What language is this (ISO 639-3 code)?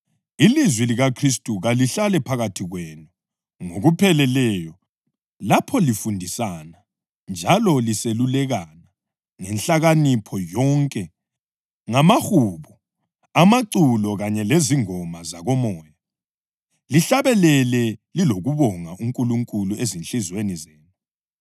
nde